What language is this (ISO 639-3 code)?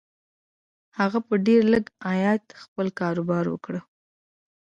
pus